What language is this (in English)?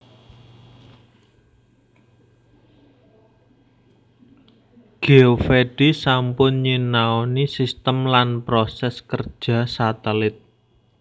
Javanese